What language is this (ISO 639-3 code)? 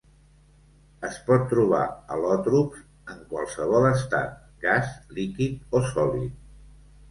cat